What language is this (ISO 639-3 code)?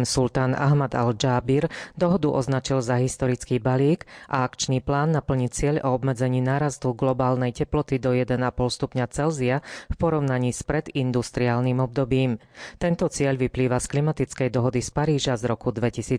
slk